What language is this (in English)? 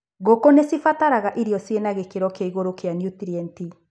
Kikuyu